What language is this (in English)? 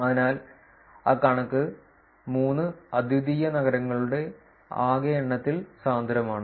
Malayalam